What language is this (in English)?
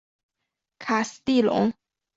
Chinese